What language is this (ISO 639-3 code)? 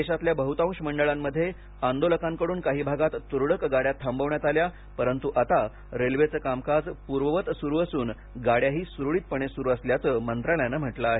mar